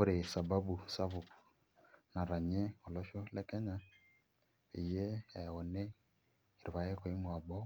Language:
Masai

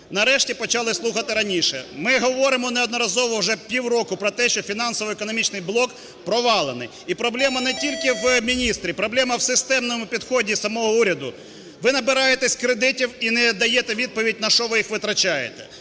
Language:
Ukrainian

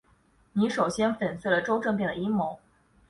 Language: Chinese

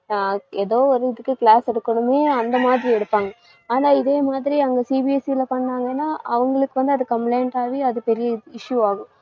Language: Tamil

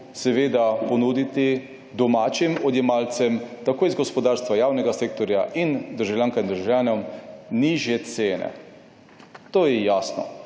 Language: Slovenian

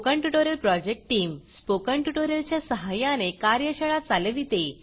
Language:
Marathi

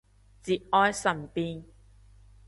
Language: Cantonese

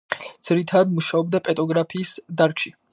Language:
Georgian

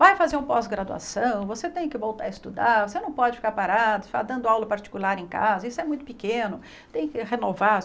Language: Portuguese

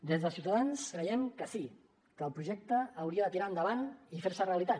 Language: Catalan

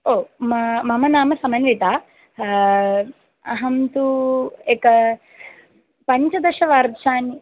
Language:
Sanskrit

